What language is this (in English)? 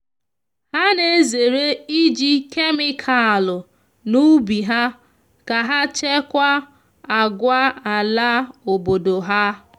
Igbo